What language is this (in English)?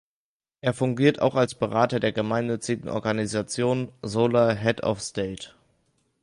German